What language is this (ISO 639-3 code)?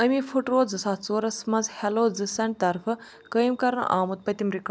kas